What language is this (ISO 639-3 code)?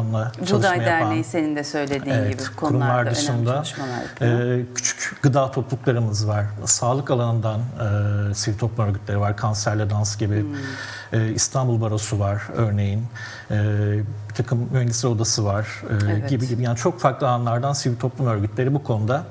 tur